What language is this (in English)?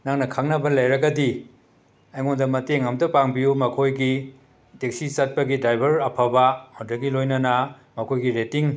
Manipuri